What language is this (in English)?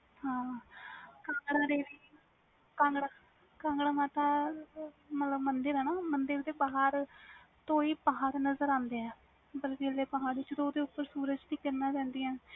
Punjabi